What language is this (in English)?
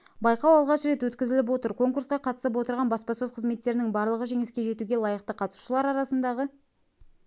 Kazakh